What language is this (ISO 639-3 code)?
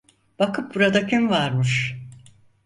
tur